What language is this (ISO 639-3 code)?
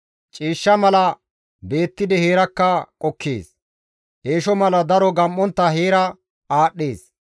gmv